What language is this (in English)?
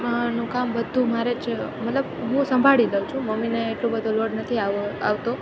Gujarati